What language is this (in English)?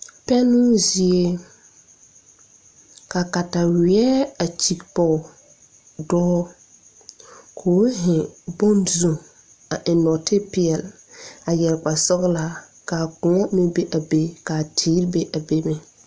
Southern Dagaare